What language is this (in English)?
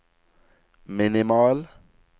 Norwegian